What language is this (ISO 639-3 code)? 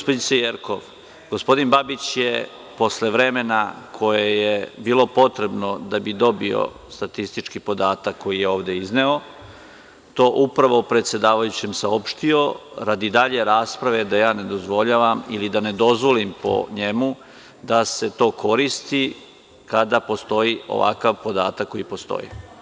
srp